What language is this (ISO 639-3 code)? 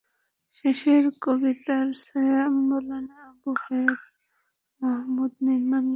ben